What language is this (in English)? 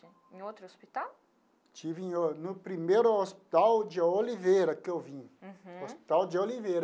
Portuguese